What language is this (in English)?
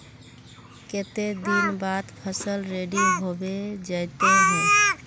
Magahi